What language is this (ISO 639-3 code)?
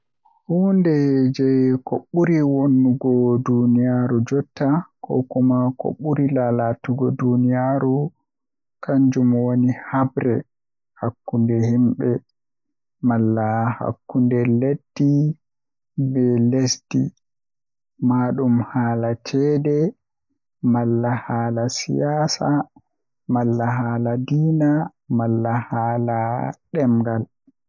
fuh